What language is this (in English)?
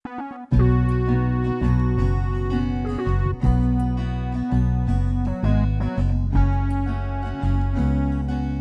Italian